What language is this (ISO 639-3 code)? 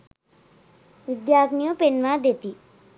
sin